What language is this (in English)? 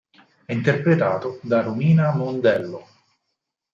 Italian